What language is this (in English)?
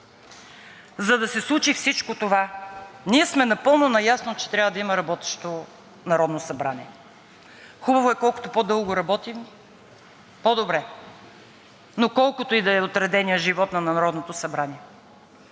Bulgarian